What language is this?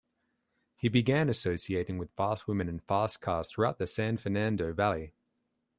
English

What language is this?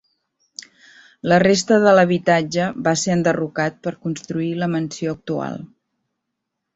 Catalan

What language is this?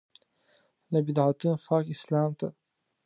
Pashto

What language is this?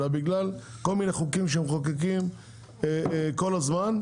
Hebrew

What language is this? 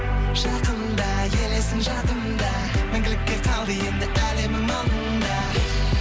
Kazakh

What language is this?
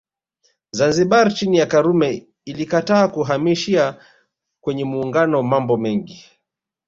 Swahili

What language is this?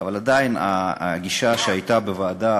Hebrew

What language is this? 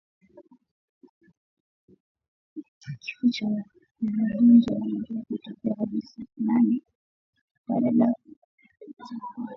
Swahili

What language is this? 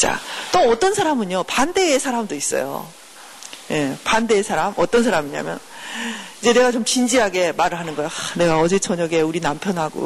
Korean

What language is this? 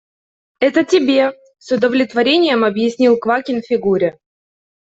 Russian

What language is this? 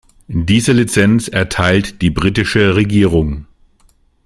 German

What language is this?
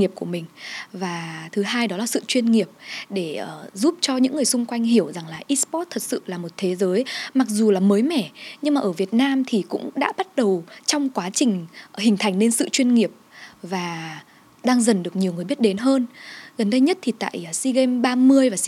Vietnamese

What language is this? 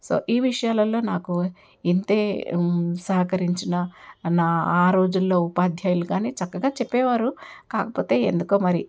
Telugu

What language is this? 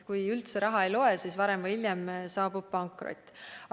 Estonian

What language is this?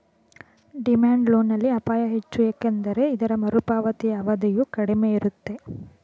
Kannada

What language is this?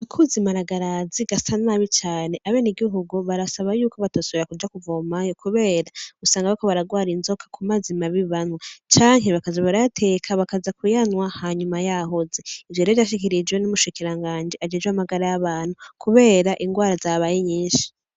Rundi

